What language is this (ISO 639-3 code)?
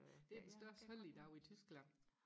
dan